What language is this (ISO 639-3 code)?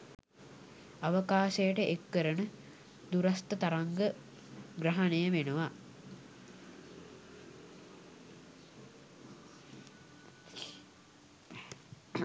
sin